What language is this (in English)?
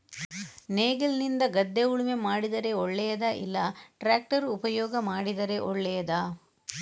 Kannada